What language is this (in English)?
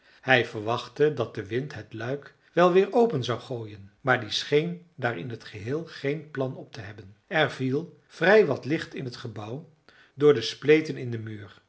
Dutch